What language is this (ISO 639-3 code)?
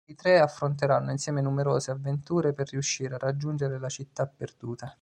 ita